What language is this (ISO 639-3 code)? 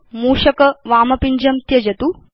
san